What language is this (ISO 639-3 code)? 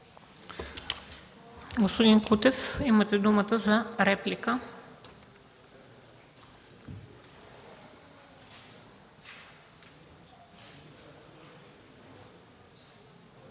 bul